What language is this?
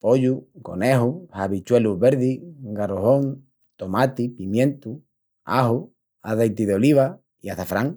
Extremaduran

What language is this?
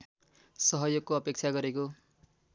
Nepali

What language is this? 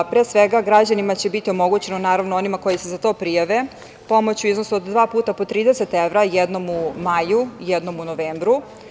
Serbian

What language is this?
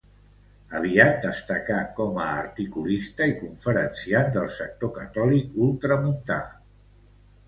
Catalan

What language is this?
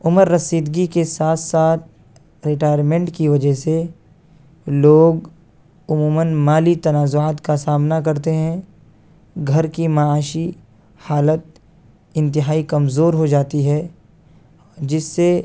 Urdu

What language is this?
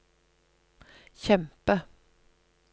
Norwegian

